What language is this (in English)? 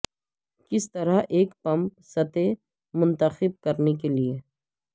Urdu